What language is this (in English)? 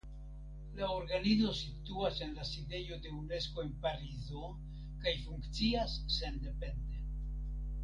Esperanto